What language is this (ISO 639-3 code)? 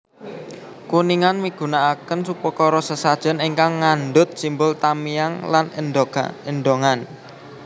jav